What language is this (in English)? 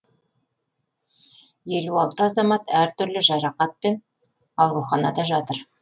Kazakh